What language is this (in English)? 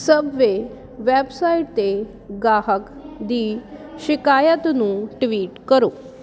Punjabi